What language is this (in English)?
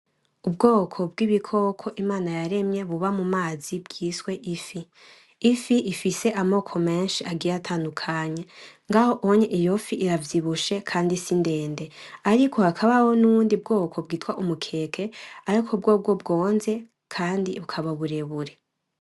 Rundi